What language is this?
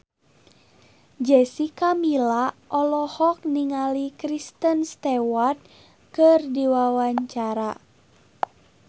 Sundanese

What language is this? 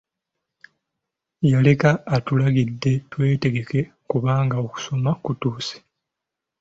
Ganda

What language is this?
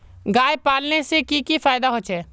Magahi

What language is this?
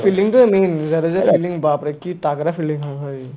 Assamese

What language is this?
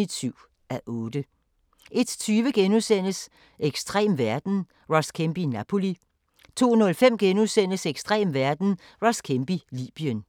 Danish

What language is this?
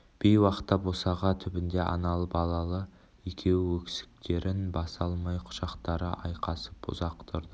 Kazakh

